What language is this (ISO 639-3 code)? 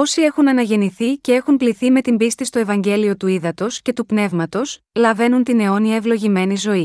ell